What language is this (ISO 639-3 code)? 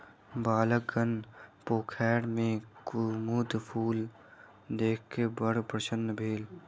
mai